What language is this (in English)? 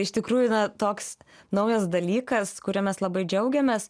Lithuanian